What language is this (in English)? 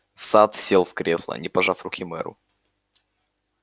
Russian